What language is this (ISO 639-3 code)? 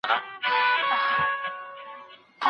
pus